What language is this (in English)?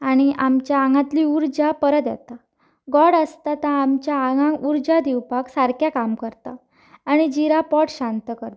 Konkani